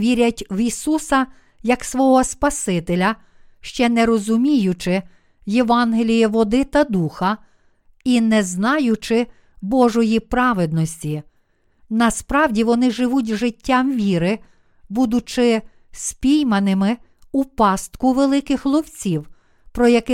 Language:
Ukrainian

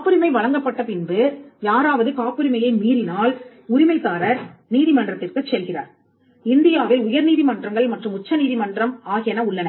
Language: Tamil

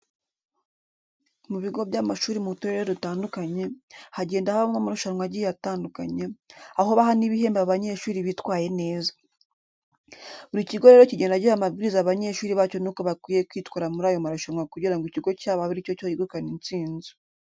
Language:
Kinyarwanda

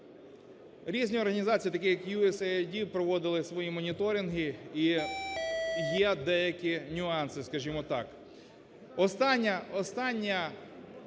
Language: Ukrainian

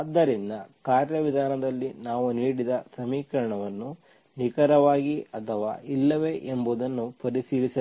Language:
Kannada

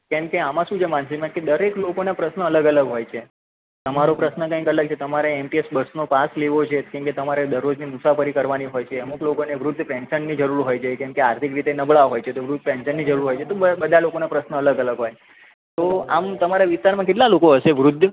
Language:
Gujarati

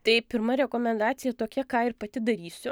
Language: Lithuanian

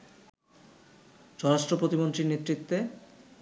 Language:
Bangla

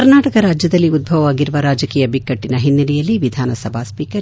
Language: Kannada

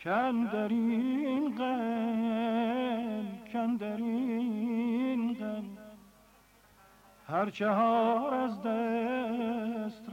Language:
Persian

